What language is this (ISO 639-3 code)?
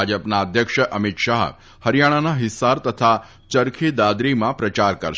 guj